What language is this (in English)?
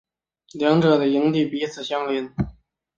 Chinese